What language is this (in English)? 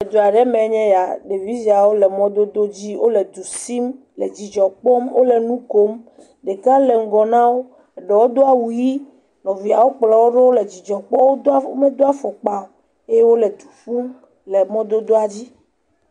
Ewe